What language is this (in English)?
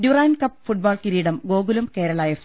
Malayalam